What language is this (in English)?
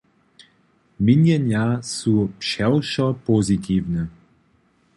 Upper Sorbian